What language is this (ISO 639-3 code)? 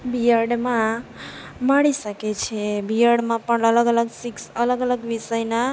guj